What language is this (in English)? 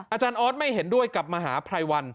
Thai